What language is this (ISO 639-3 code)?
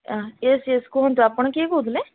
ori